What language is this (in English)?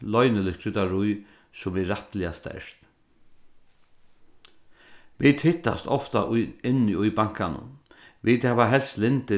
Faroese